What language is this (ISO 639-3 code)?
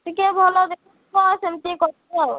ori